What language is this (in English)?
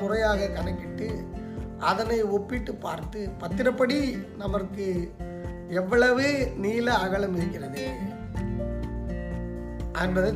Tamil